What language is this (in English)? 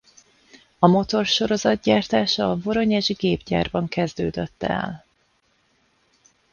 Hungarian